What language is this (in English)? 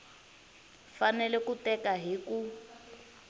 Tsonga